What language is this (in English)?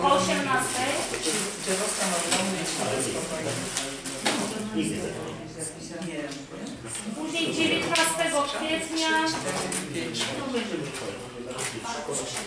Polish